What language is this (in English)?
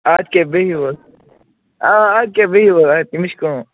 Kashmiri